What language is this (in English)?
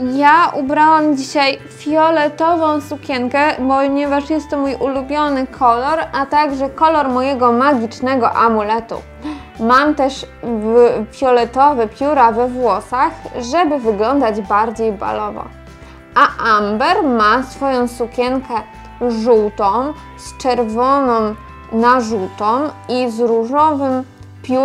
Polish